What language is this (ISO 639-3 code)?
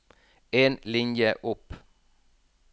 nor